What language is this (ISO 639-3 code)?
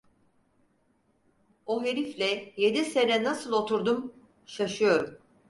tur